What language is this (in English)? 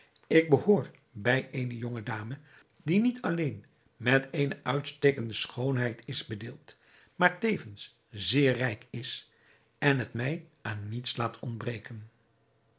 Dutch